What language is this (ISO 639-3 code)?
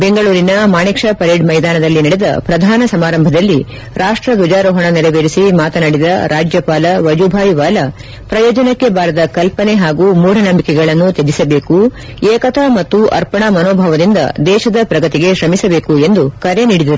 kan